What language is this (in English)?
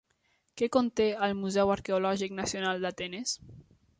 Catalan